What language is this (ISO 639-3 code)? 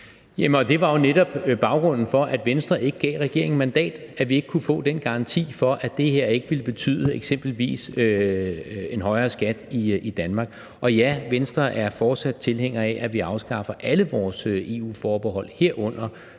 dan